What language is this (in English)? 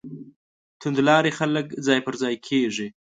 Pashto